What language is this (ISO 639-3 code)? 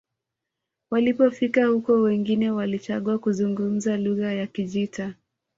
swa